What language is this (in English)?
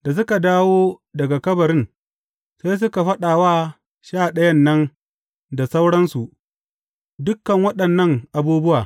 Hausa